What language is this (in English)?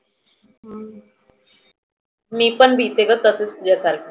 Marathi